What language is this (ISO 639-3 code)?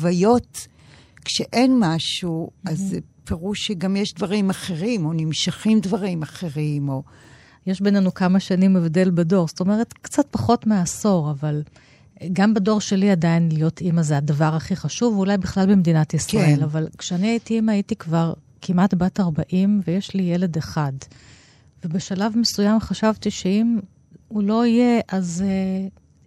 heb